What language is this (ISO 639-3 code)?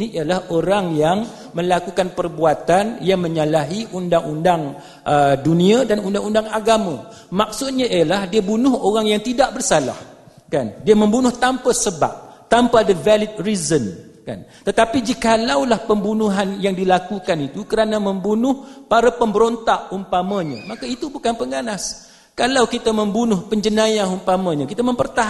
msa